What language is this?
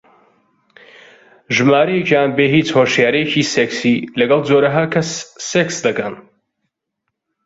Central Kurdish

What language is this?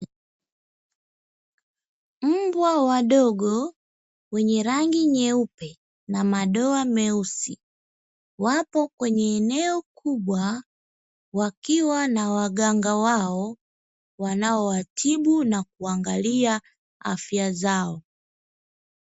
Swahili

